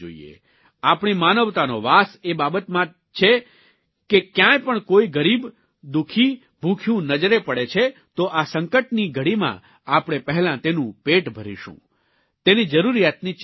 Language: Gujarati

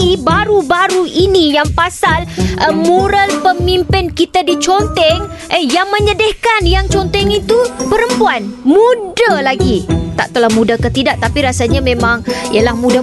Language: Malay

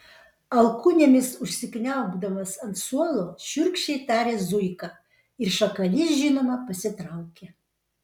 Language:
Lithuanian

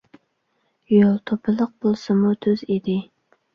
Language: Uyghur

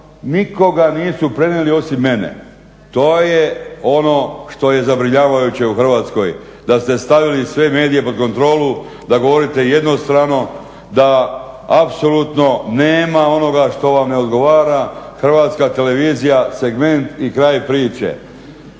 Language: Croatian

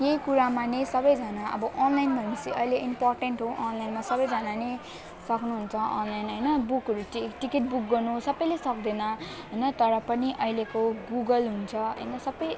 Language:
Nepali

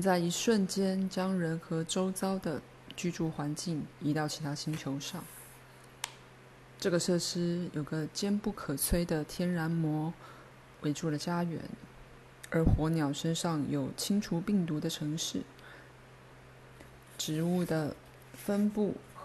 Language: Chinese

